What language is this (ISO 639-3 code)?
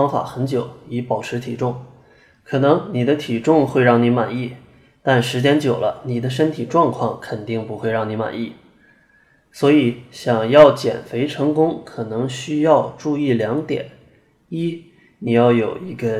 zho